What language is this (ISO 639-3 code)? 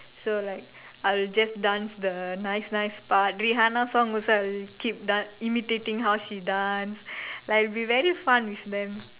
eng